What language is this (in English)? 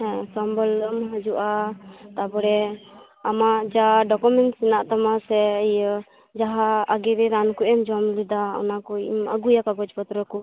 Santali